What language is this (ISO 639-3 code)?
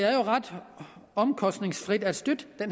dan